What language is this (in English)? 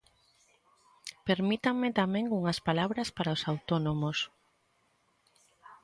Galician